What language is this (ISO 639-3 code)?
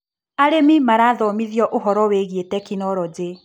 kik